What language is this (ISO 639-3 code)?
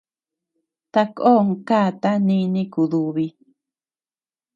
cux